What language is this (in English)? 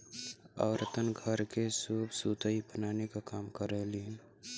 Bhojpuri